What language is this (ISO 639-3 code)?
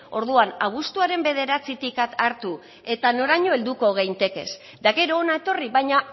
eus